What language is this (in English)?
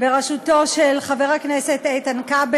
Hebrew